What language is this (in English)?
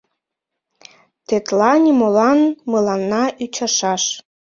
Mari